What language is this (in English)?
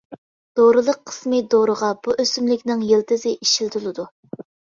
Uyghur